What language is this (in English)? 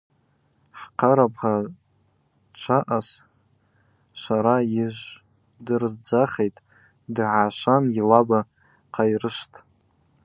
Abaza